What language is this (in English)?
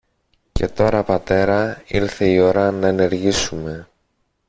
Greek